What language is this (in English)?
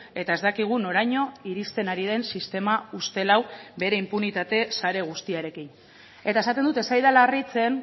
Basque